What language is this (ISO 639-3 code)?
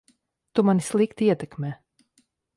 lav